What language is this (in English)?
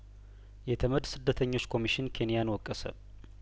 Amharic